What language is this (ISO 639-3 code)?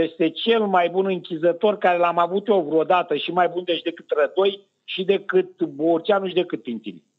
ron